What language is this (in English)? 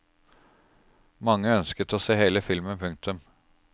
Norwegian